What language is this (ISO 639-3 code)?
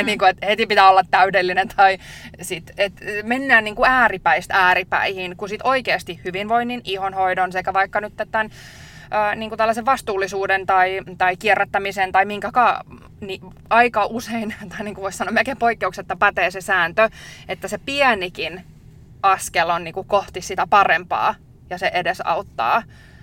fin